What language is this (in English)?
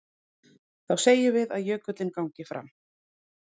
Icelandic